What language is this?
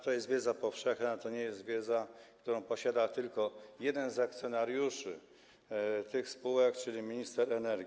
Polish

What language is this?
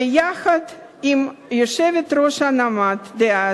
Hebrew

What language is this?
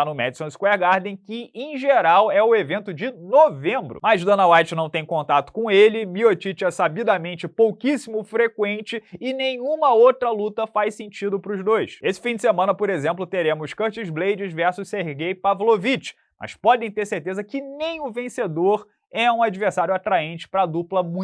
Portuguese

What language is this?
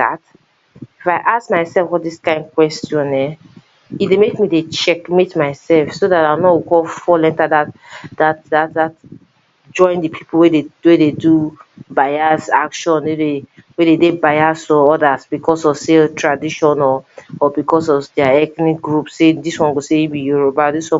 Nigerian Pidgin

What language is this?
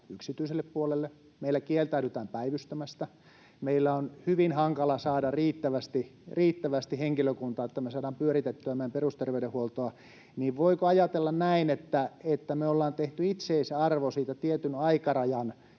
Finnish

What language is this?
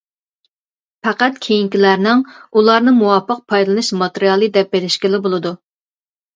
Uyghur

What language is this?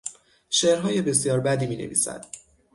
Persian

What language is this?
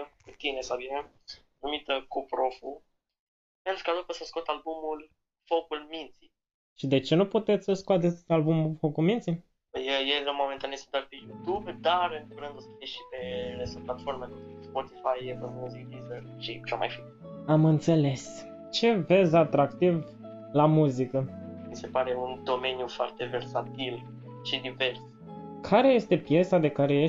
Romanian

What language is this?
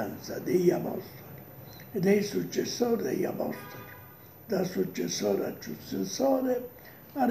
Italian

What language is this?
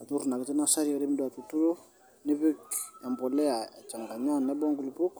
Masai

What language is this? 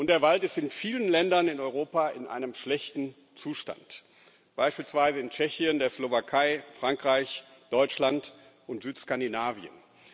German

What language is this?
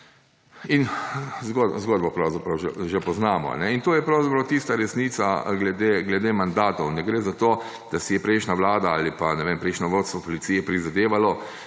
Slovenian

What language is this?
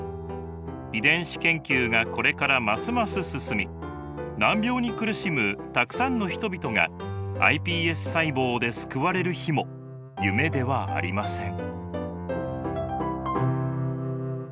Japanese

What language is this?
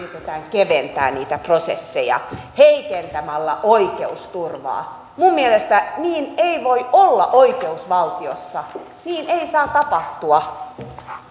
Finnish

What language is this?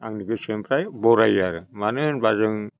Bodo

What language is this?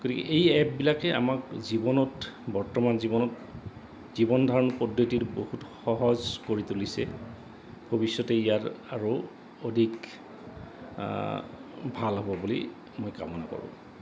Assamese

